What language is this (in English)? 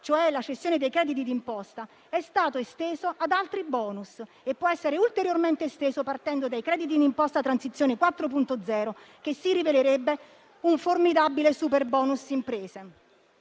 Italian